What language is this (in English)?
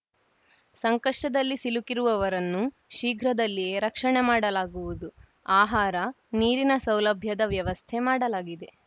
Kannada